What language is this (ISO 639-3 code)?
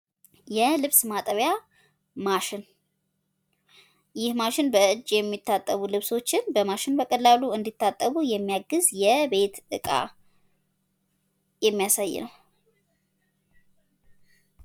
amh